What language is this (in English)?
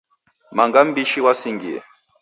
Taita